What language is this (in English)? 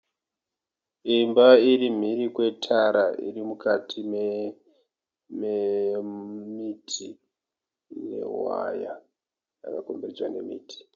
Shona